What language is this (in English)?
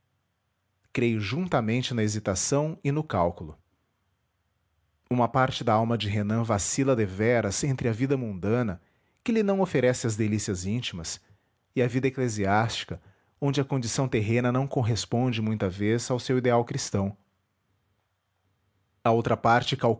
Portuguese